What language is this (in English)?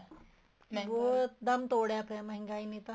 Punjabi